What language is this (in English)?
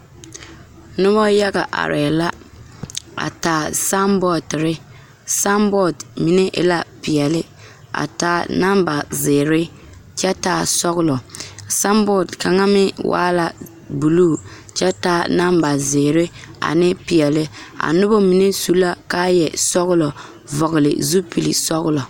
Southern Dagaare